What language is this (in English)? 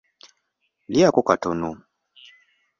Ganda